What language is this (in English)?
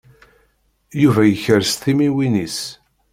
Kabyle